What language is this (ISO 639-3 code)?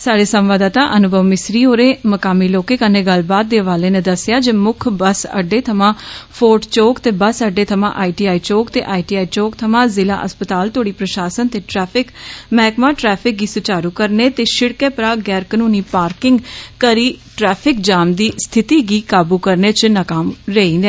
doi